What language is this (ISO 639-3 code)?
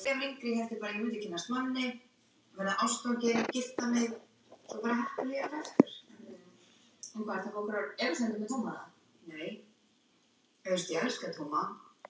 isl